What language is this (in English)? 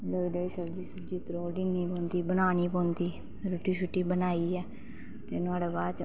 Dogri